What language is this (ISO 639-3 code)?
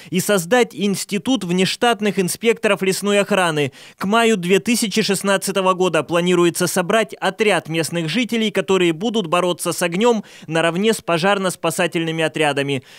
rus